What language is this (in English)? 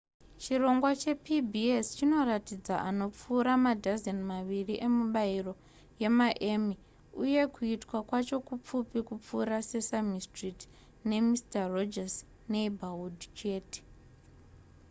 Shona